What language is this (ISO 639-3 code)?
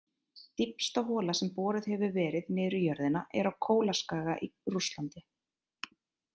isl